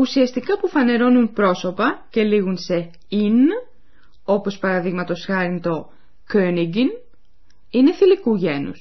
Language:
Greek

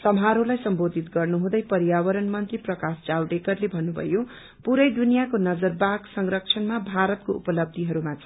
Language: Nepali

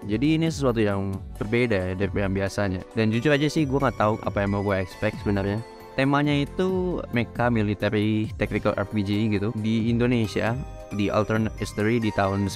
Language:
Indonesian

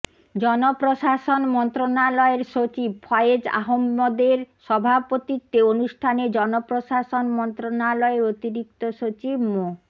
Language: Bangla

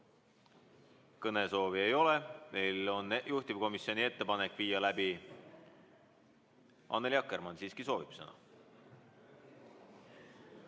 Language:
Estonian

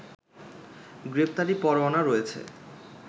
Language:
Bangla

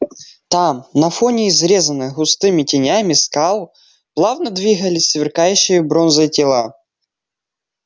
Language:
Russian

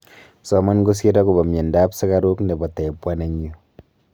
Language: Kalenjin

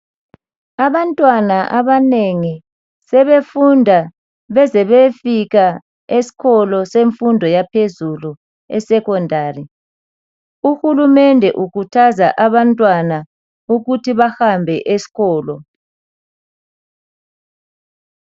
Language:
North Ndebele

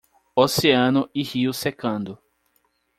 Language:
Portuguese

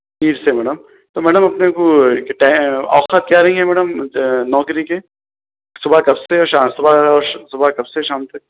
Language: Urdu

